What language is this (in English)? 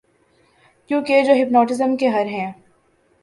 Urdu